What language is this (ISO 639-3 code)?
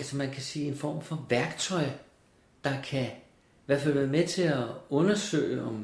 dan